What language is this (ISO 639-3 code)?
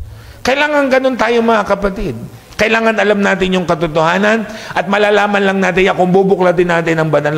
fil